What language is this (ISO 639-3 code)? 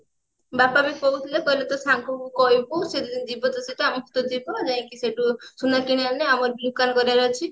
ori